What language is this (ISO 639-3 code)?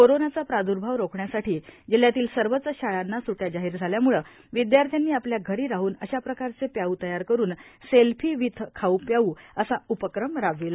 mar